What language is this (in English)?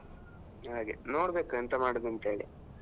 Kannada